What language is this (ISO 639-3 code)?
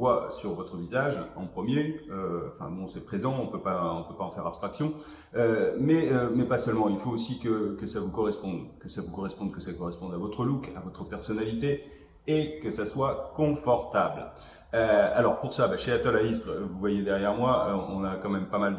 fra